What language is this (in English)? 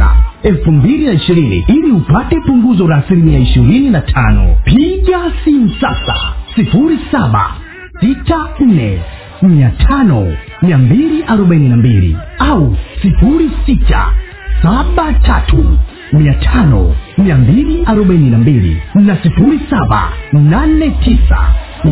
Swahili